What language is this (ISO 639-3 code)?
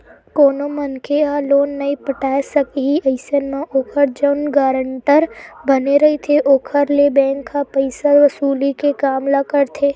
hne